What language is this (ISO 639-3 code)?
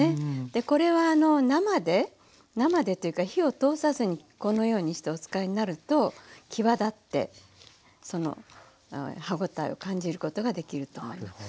jpn